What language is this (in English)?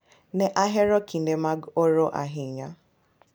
Luo (Kenya and Tanzania)